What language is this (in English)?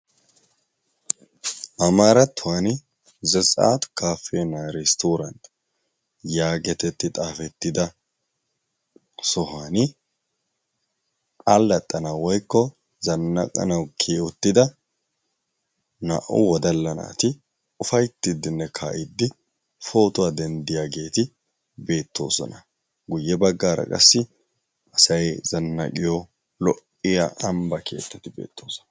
Wolaytta